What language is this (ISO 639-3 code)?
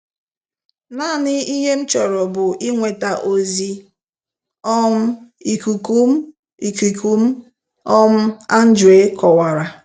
ibo